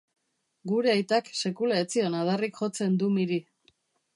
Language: Basque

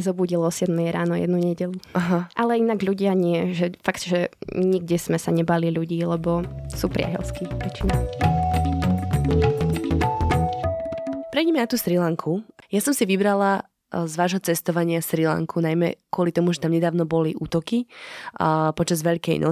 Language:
Slovak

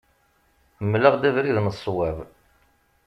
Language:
Kabyle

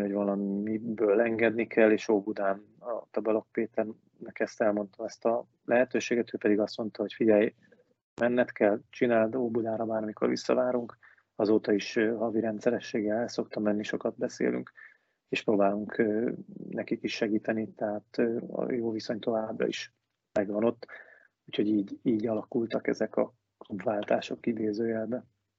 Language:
Hungarian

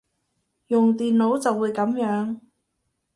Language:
Cantonese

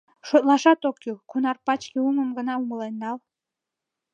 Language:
Mari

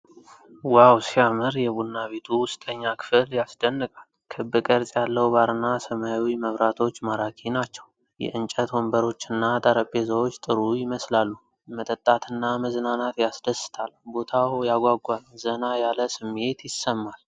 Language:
Amharic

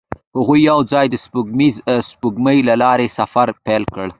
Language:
Pashto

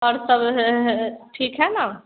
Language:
Hindi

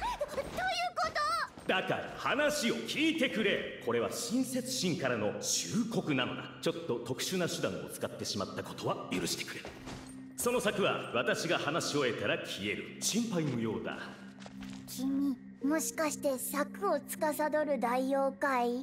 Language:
Japanese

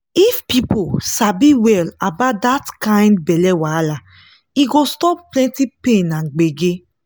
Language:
Nigerian Pidgin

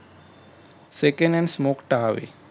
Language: Marathi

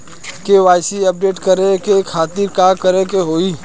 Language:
Bhojpuri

